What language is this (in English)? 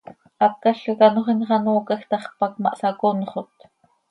Seri